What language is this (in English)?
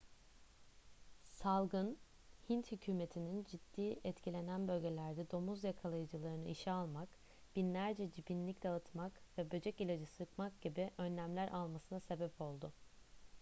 Turkish